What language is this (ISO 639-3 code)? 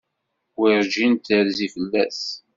kab